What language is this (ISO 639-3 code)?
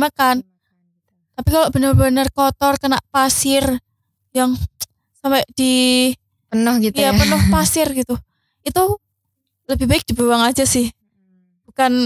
ind